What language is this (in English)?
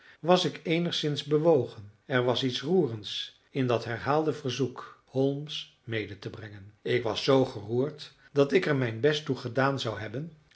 Dutch